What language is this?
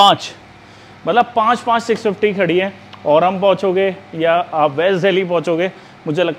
Hindi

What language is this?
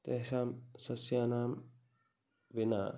Sanskrit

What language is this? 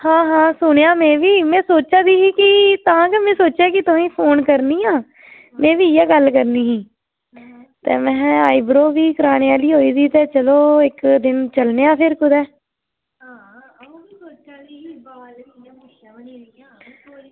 Dogri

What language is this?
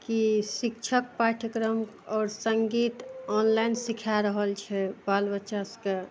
Maithili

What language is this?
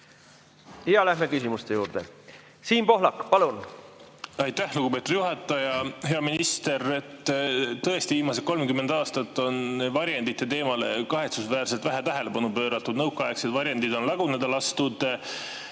Estonian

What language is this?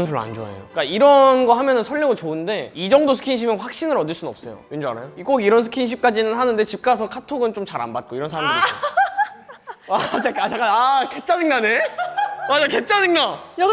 Korean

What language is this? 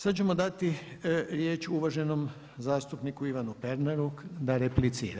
Croatian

